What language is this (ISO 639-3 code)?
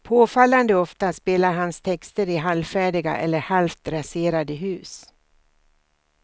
swe